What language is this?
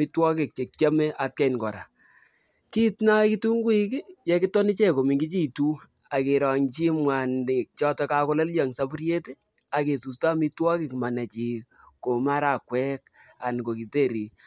Kalenjin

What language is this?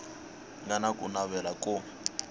Tsonga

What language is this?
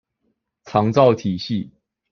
Chinese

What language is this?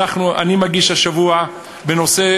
Hebrew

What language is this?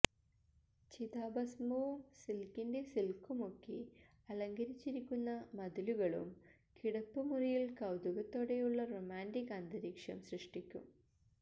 Malayalam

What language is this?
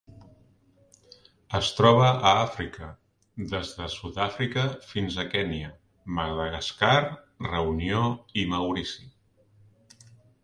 Catalan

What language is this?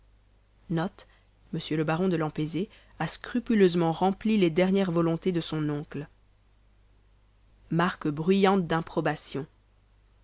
French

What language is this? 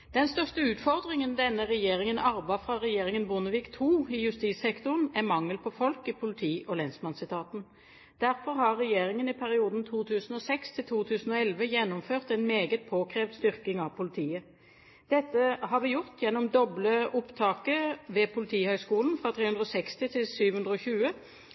Norwegian Bokmål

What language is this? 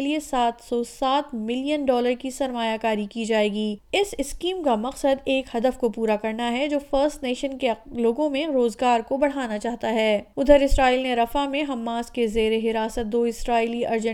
Urdu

